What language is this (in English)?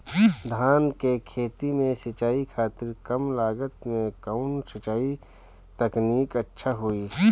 Bhojpuri